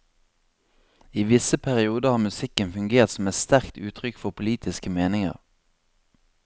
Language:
Norwegian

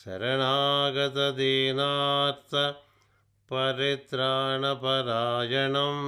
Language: Telugu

